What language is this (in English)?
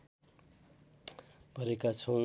Nepali